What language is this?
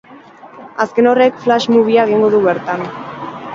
Basque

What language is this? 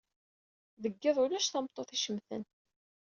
Kabyle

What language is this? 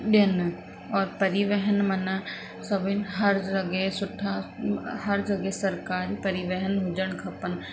Sindhi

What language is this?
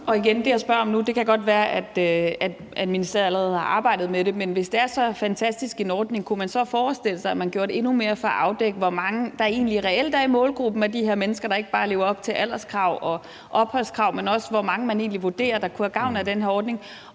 Danish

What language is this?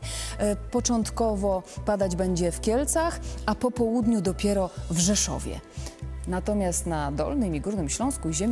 Polish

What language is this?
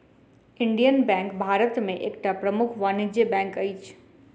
Maithili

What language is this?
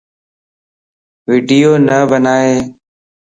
Lasi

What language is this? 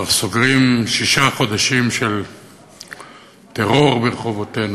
Hebrew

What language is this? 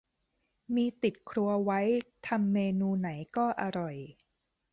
Thai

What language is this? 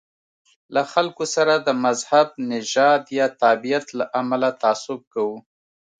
Pashto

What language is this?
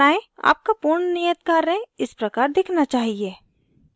Hindi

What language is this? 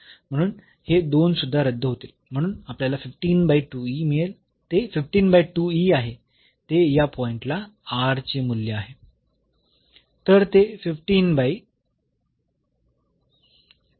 Marathi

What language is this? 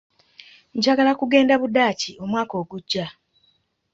Ganda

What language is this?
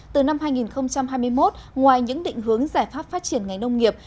Vietnamese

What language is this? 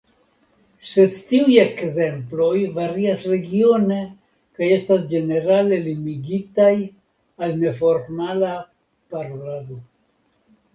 Esperanto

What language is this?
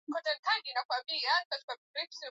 Swahili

